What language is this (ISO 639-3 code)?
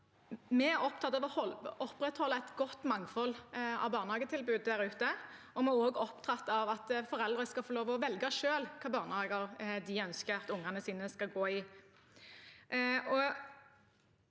nor